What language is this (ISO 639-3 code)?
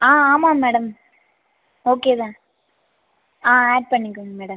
tam